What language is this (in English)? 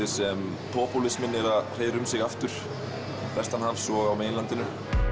Icelandic